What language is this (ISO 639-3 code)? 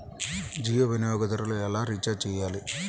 tel